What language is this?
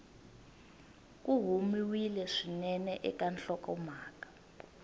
Tsonga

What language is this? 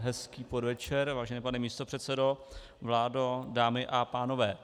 Czech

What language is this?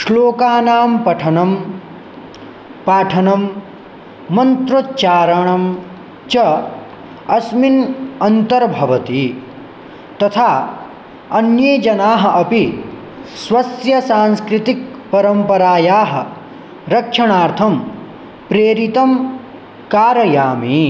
Sanskrit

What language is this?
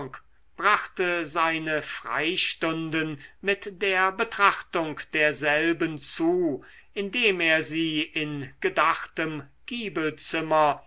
German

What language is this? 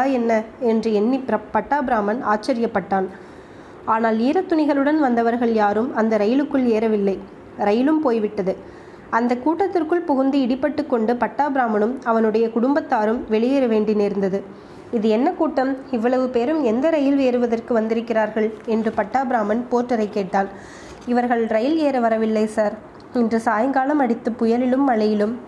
Tamil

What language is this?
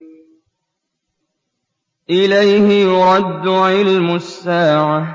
Arabic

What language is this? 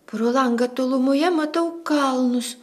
Lithuanian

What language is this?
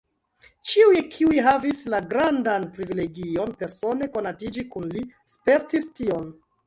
Esperanto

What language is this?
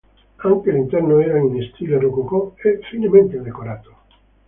Italian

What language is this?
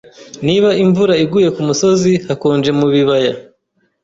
Kinyarwanda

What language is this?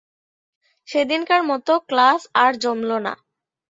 Bangla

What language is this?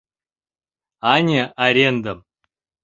Mari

